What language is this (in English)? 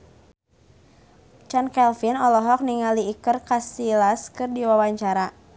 Sundanese